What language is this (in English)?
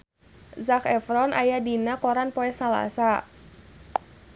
Sundanese